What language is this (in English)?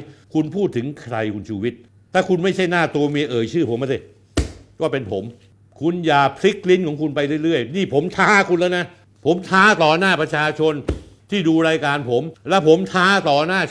Thai